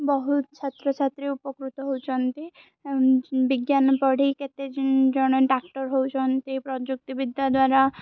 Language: Odia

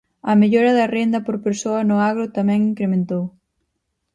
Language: Galician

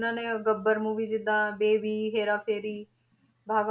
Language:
Punjabi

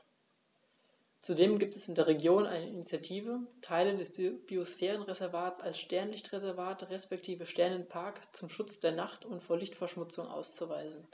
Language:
German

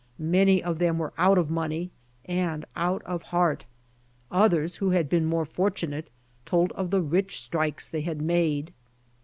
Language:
English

